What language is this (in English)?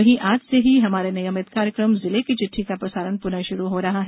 Hindi